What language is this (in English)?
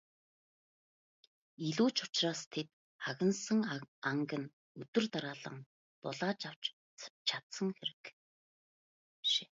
Mongolian